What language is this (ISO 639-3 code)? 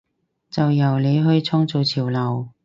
yue